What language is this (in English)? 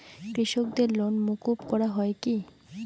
Bangla